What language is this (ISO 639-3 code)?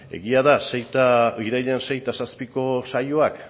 eus